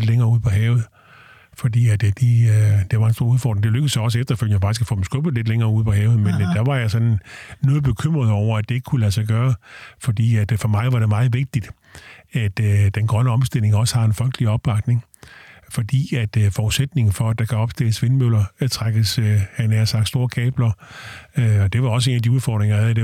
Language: Danish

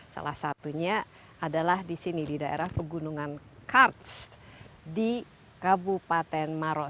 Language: Indonesian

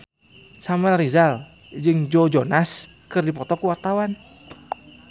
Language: Sundanese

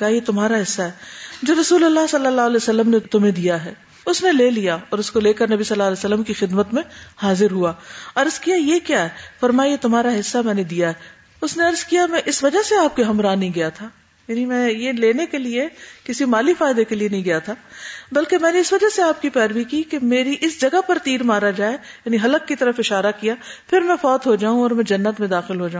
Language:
Urdu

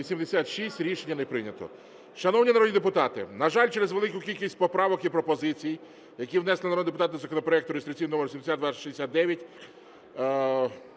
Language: Ukrainian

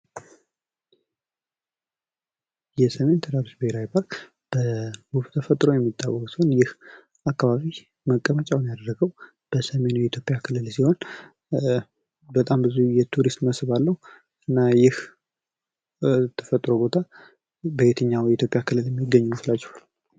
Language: Amharic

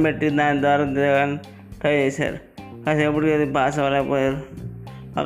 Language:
Telugu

